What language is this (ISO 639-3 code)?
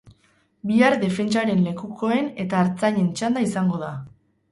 eus